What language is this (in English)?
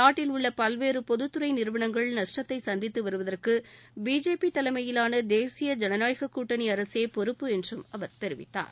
Tamil